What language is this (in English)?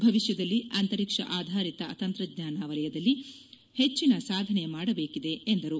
Kannada